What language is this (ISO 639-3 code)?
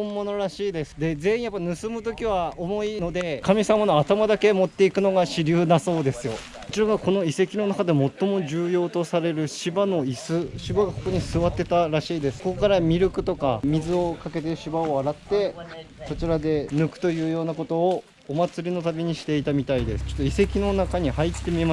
jpn